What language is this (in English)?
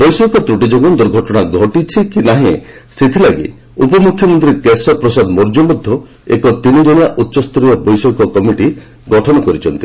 Odia